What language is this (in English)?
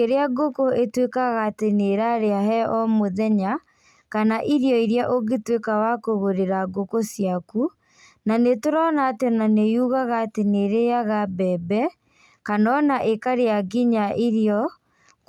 Kikuyu